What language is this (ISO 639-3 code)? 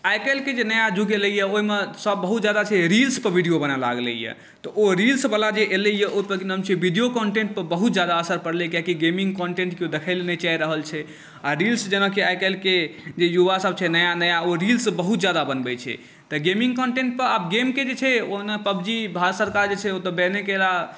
mai